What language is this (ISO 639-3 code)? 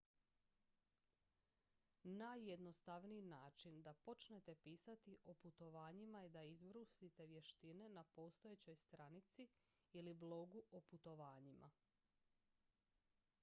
hrv